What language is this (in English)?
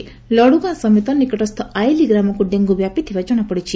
Odia